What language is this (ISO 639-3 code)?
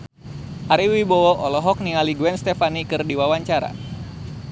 sun